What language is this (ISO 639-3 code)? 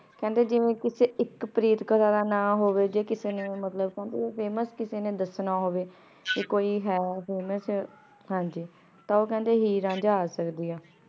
pan